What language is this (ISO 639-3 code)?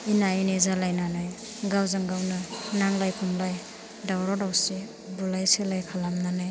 brx